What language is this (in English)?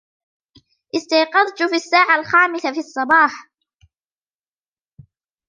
Arabic